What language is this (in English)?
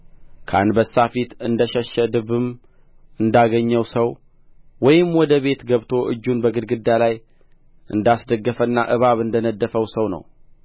Amharic